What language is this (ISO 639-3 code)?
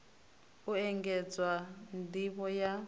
ven